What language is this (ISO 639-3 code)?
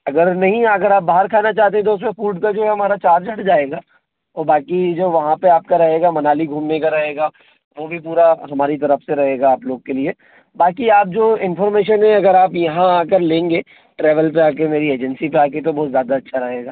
hin